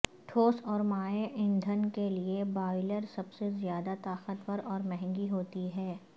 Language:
Urdu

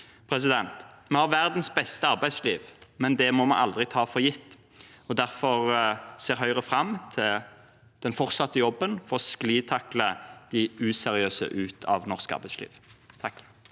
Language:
Norwegian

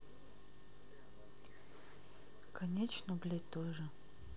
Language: Russian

